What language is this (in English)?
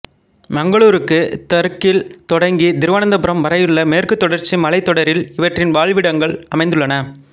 Tamil